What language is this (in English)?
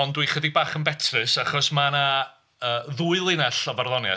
Welsh